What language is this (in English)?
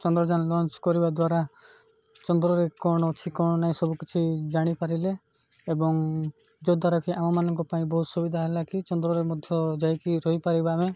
Odia